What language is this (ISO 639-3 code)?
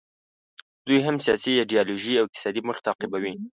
pus